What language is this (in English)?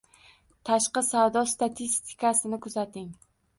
Uzbek